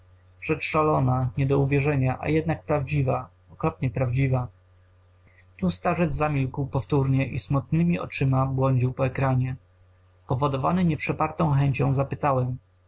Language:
Polish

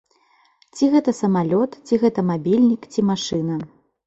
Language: Belarusian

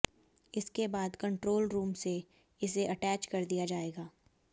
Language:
Hindi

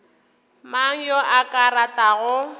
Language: Northern Sotho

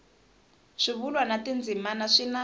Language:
Tsonga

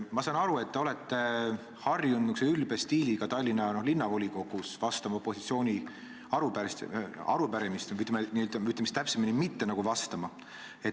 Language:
Estonian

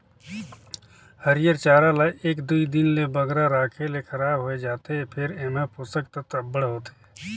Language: Chhattisgarhi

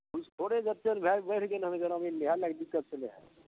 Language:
Maithili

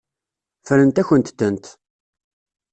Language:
Kabyle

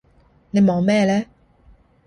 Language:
Cantonese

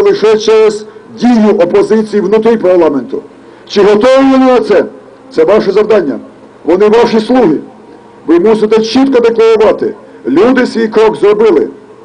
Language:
Ukrainian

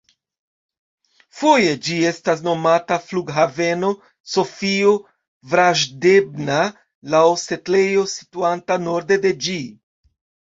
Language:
Esperanto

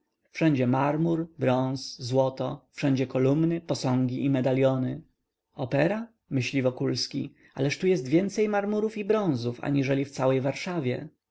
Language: Polish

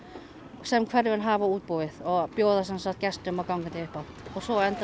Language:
Icelandic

